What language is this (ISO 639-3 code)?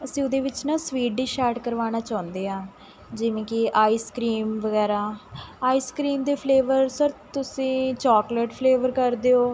pan